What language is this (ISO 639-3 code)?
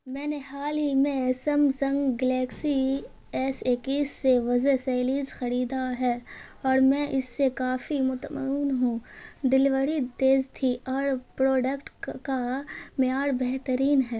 urd